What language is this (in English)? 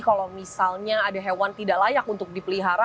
Indonesian